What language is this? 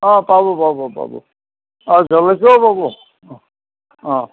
Assamese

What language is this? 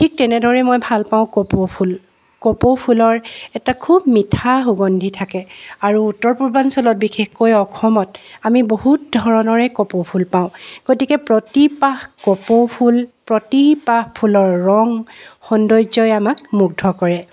Assamese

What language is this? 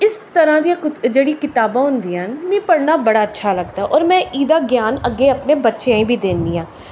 Dogri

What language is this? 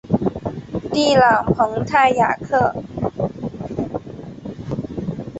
Chinese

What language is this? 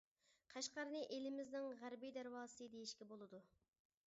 Uyghur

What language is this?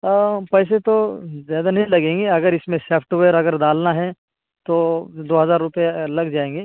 Urdu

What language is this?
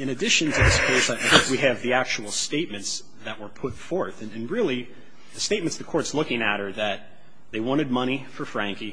English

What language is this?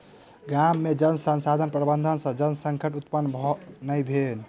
Maithili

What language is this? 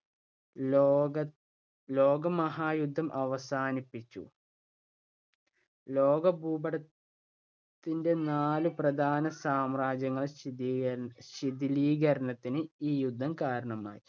Malayalam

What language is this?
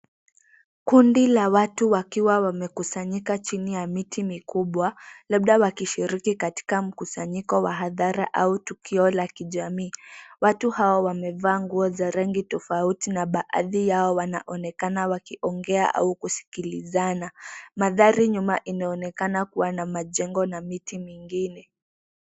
Swahili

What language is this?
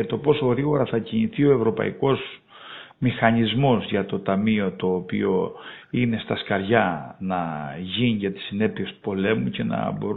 Greek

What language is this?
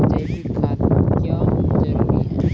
Maithili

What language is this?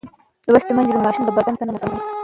Pashto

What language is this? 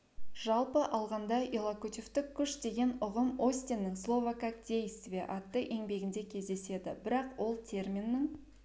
Kazakh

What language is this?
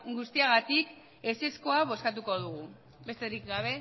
Basque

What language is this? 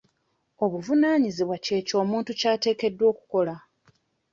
Ganda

